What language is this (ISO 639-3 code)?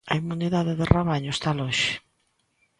glg